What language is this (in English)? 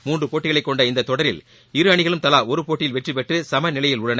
Tamil